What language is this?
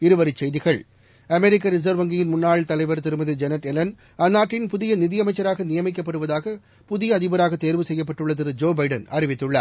Tamil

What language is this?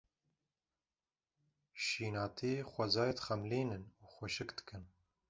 Kurdish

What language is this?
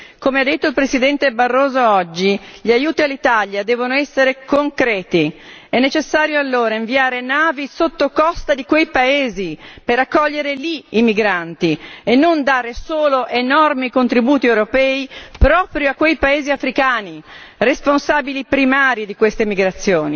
Italian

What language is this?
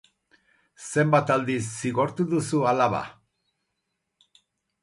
Basque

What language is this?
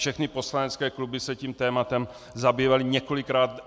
Czech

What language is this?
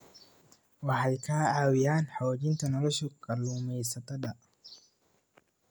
Somali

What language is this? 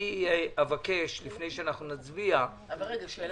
Hebrew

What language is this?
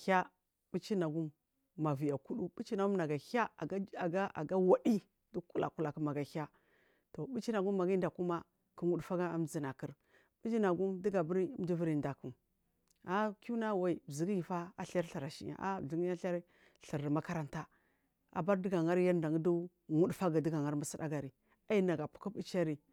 Marghi South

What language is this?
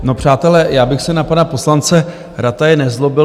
Czech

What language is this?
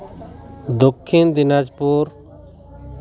Santali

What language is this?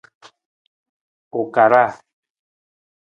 Nawdm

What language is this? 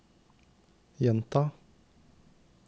Norwegian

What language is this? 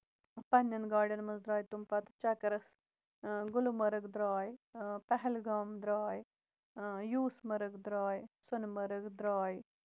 Kashmiri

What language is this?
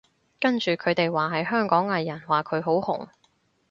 Cantonese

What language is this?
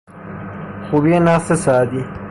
Persian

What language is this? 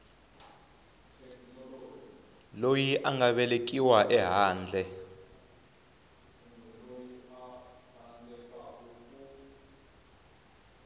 Tsonga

